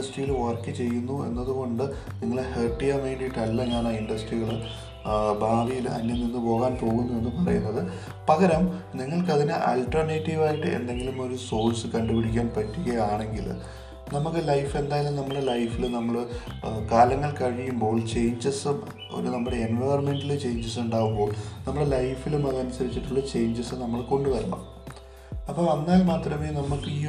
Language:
Malayalam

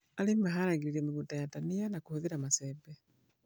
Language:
Kikuyu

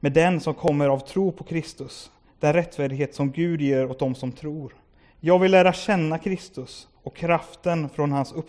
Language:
Swedish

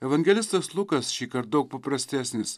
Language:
Lithuanian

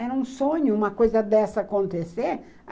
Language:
Portuguese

